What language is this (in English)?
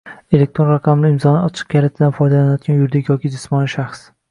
Uzbek